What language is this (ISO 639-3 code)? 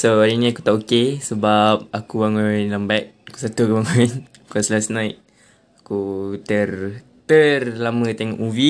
msa